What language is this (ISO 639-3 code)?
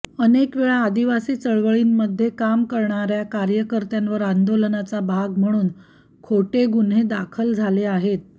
mar